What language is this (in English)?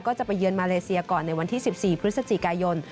Thai